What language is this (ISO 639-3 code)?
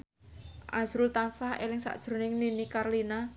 jav